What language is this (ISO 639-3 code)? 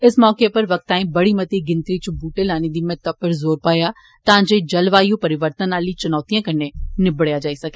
doi